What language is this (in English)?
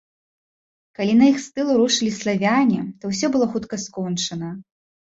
Belarusian